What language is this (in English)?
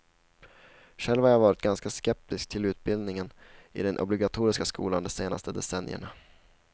Swedish